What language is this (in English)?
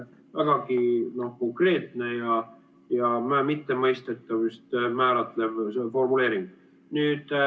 Estonian